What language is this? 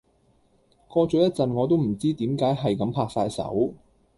Cantonese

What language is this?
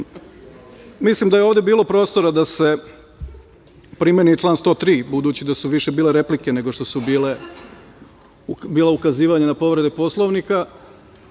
Serbian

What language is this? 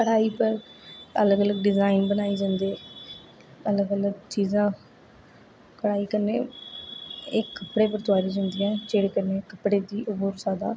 Dogri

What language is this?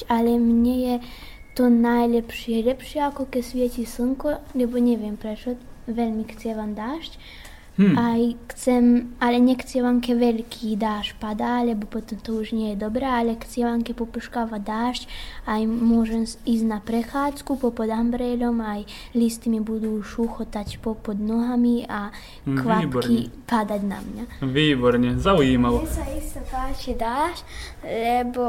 Slovak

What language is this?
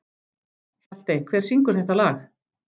Icelandic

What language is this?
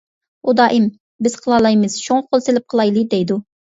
Uyghur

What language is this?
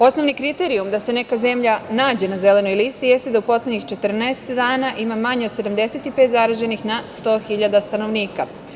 Serbian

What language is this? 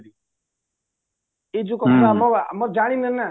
Odia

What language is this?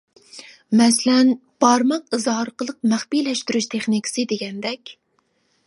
Uyghur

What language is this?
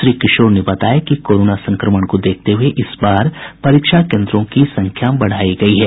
Hindi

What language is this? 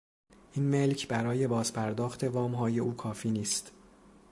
Persian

